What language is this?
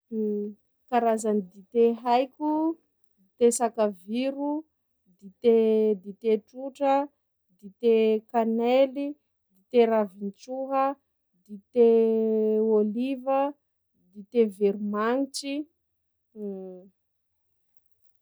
Sakalava Malagasy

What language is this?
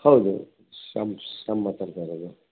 Kannada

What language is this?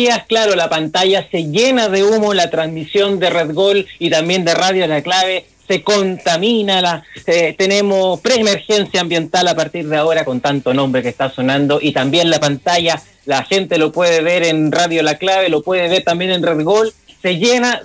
Spanish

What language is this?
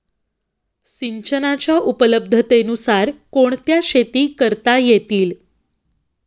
Marathi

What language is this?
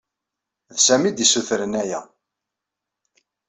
Kabyle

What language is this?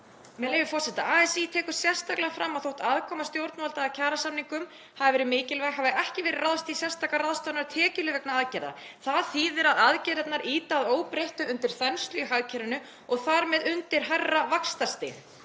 Icelandic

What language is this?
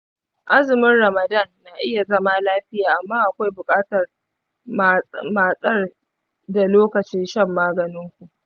Hausa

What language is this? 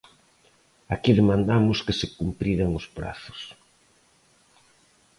Galician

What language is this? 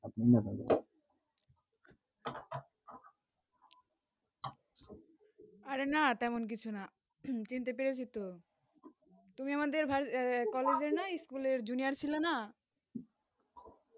Bangla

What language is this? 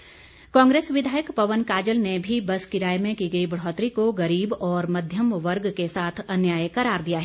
Hindi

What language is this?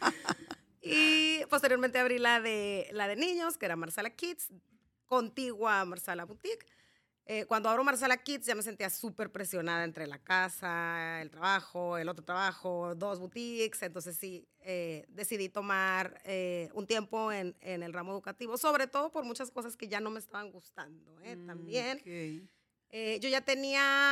Spanish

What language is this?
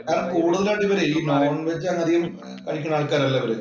Malayalam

